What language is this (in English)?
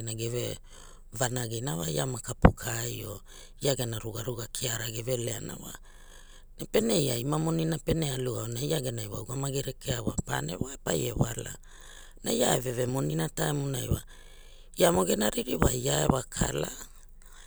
Hula